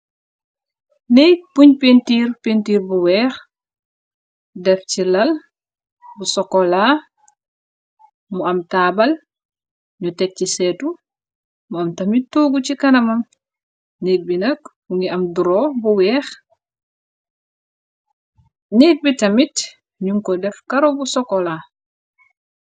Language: Wolof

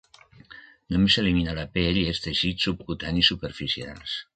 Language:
Catalan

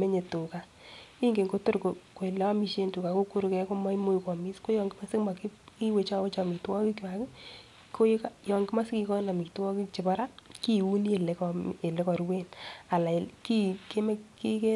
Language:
Kalenjin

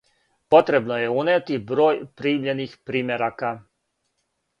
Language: Serbian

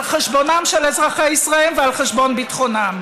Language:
Hebrew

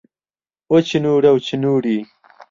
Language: Central Kurdish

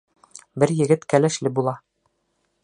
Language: Bashkir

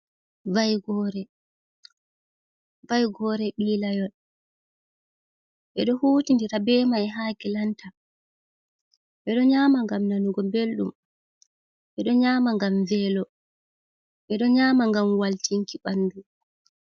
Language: Fula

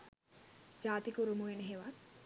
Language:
Sinhala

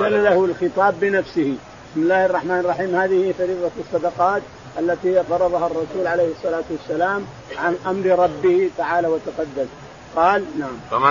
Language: Arabic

